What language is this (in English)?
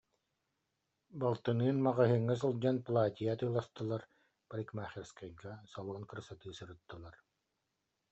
Yakut